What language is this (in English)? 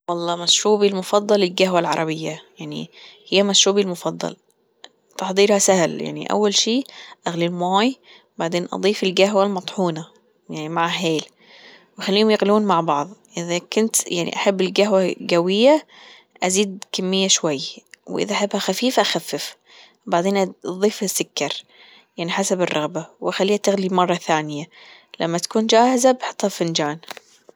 Gulf Arabic